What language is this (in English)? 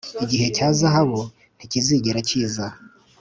Kinyarwanda